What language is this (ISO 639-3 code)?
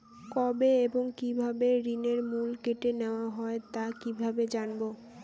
ben